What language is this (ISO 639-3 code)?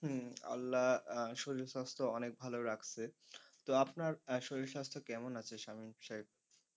ben